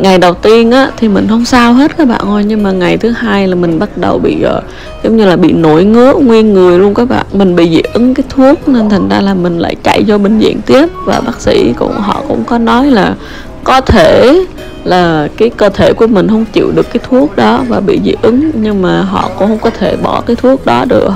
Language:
Vietnamese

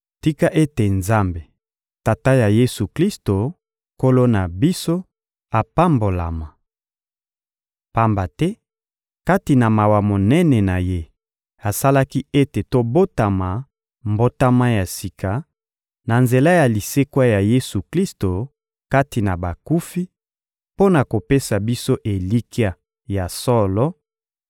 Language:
Lingala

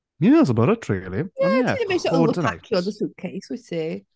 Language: Welsh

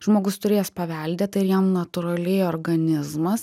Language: Lithuanian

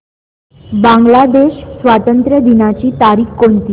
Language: Marathi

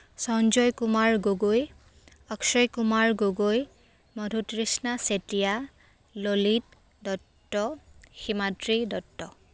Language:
Assamese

